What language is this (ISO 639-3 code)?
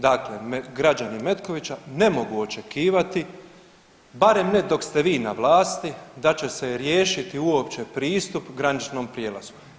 hrv